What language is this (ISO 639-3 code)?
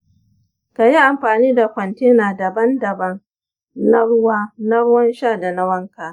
hau